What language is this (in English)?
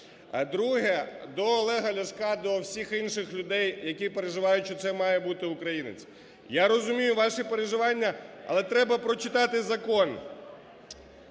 Ukrainian